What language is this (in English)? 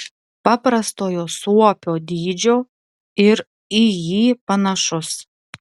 Lithuanian